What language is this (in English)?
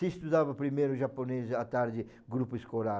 Portuguese